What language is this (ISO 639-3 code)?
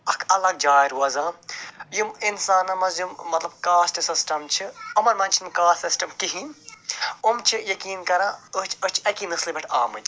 kas